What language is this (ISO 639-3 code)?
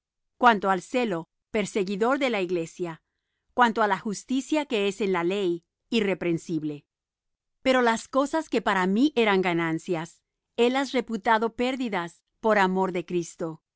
spa